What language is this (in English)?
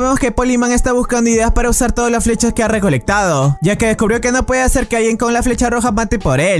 Spanish